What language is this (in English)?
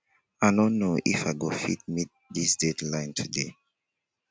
Nigerian Pidgin